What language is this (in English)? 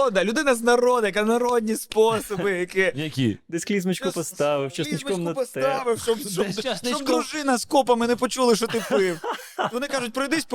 Ukrainian